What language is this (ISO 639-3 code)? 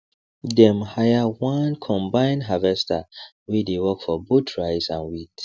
pcm